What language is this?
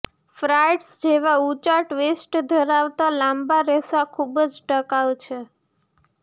Gujarati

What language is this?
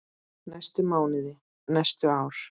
Icelandic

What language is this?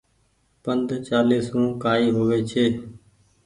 Goaria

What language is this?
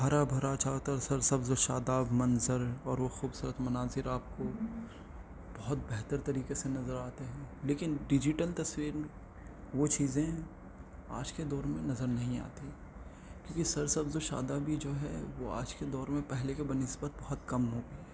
Urdu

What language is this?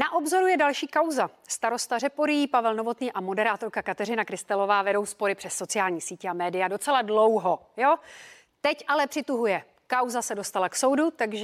Czech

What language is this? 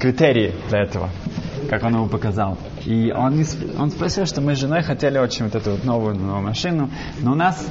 Russian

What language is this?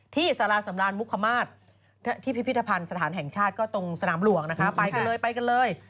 Thai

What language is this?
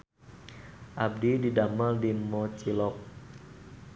Sundanese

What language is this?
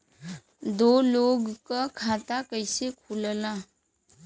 Bhojpuri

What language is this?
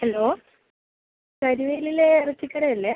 Malayalam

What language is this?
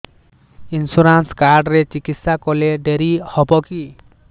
Odia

